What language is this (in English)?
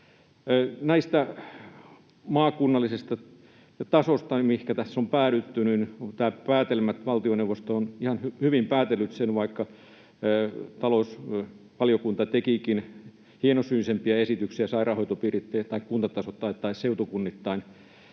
Finnish